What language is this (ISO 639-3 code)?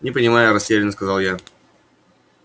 rus